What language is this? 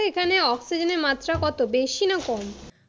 Bangla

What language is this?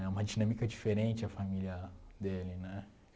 Portuguese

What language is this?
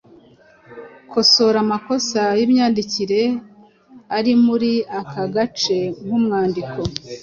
Kinyarwanda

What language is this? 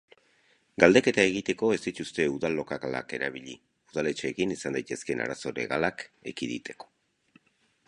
Basque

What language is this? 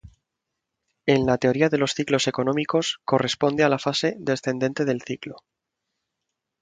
Spanish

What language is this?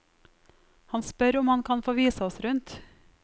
Norwegian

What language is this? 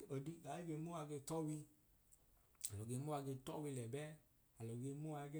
Idoma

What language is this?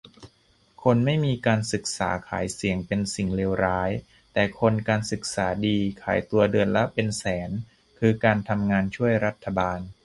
Thai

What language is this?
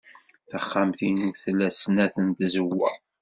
Kabyle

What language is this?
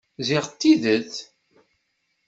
Kabyle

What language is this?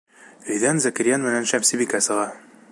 Bashkir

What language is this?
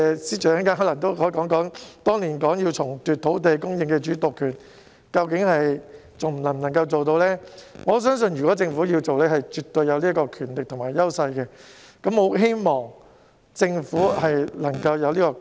Cantonese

